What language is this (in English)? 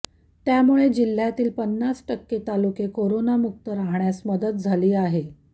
Marathi